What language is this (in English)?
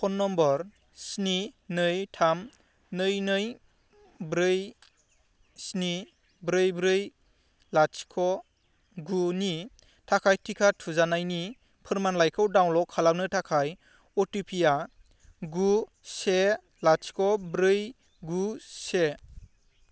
Bodo